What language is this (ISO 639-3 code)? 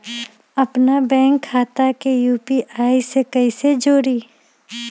mag